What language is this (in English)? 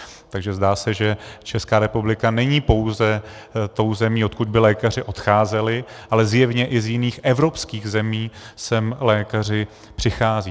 Czech